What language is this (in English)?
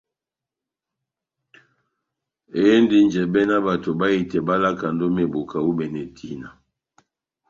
Batanga